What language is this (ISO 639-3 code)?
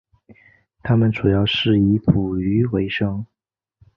zho